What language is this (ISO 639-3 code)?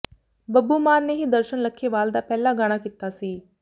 pan